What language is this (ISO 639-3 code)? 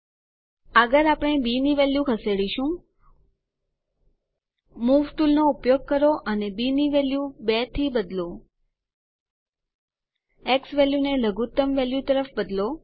guj